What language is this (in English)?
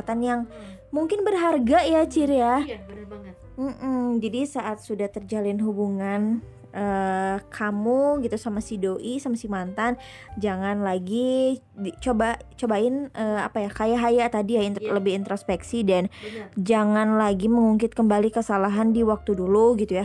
Indonesian